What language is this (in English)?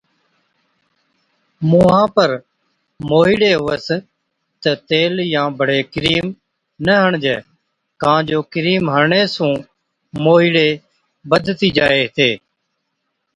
Od